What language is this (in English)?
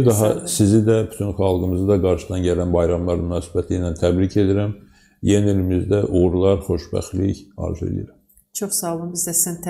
Turkish